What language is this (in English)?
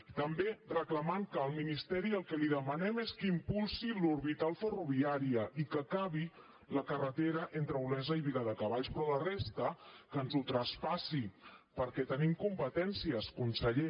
Catalan